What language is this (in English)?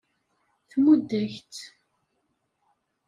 Kabyle